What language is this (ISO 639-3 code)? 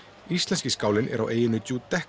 isl